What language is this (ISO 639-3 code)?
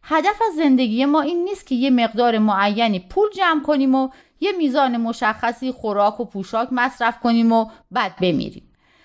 fas